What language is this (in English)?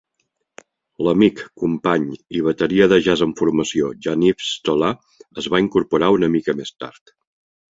Catalan